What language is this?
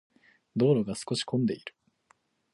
Japanese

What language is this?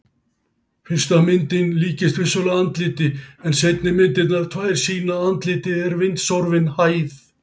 Icelandic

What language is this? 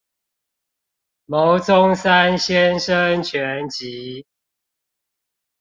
Chinese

